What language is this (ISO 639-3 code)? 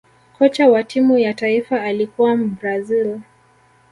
swa